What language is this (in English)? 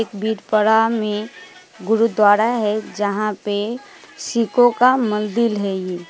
Hindi